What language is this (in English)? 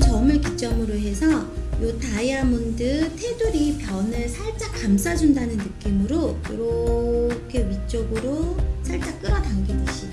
Korean